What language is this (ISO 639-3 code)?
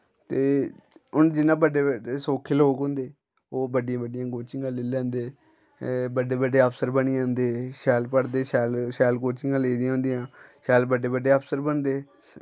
doi